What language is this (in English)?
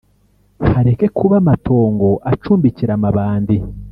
Kinyarwanda